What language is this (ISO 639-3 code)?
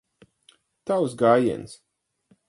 lav